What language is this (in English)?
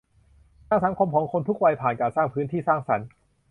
Thai